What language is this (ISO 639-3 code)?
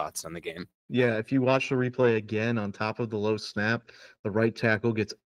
eng